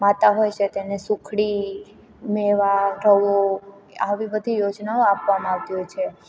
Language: Gujarati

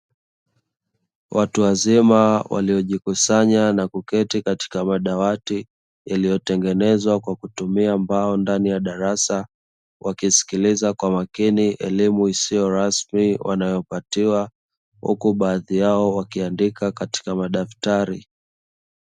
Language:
Swahili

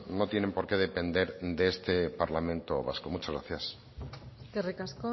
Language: Spanish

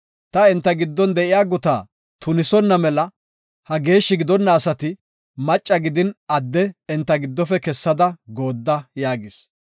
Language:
Gofa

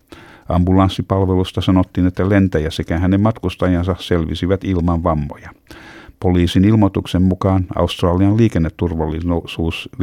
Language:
Finnish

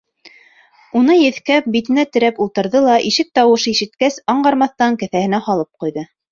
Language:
Bashkir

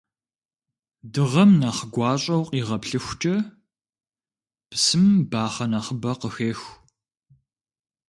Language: Kabardian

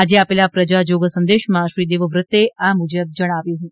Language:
Gujarati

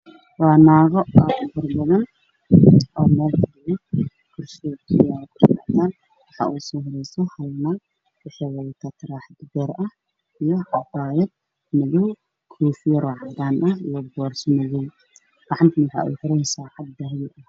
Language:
Somali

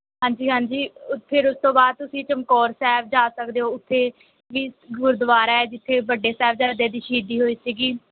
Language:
Punjabi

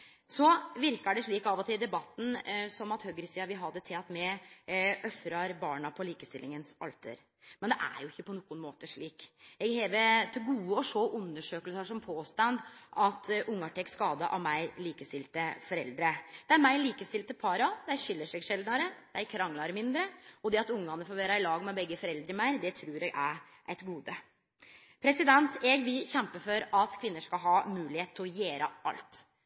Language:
Norwegian Nynorsk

